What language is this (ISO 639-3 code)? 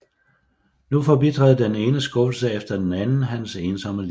dan